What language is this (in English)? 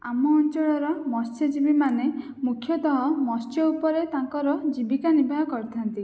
Odia